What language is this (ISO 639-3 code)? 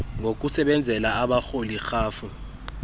xho